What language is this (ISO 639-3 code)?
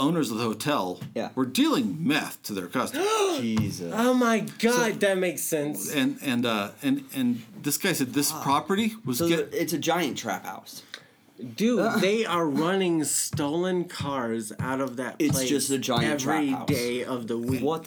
eng